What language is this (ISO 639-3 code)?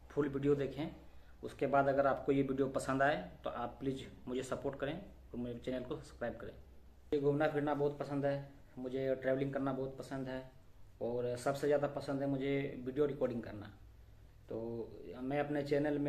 hin